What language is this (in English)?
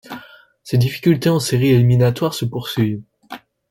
French